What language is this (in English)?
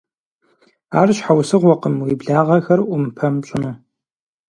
Kabardian